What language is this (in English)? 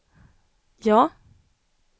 Swedish